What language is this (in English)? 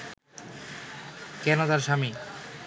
Bangla